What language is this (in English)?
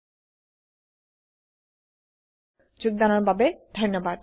Assamese